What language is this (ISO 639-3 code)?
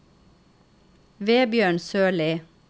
nor